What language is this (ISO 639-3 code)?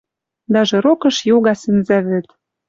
mrj